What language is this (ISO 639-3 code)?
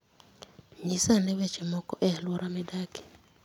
luo